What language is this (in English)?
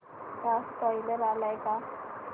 Marathi